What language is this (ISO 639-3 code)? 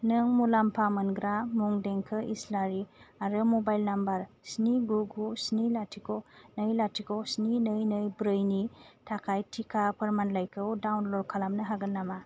brx